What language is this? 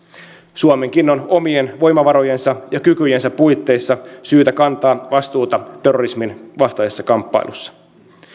Finnish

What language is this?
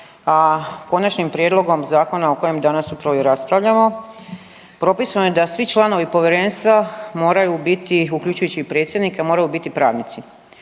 Croatian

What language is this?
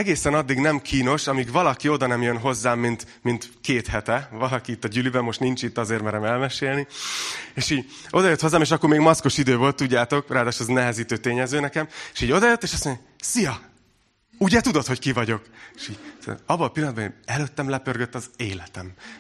Hungarian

